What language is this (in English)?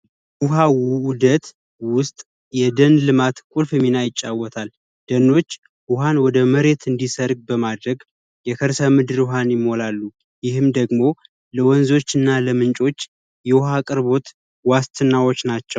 Amharic